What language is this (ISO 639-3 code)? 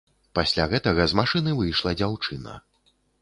bel